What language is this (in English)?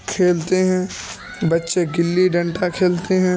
Urdu